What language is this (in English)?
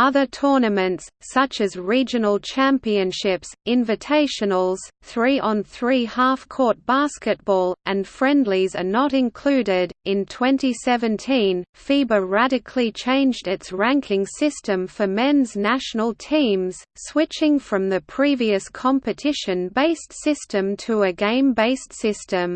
English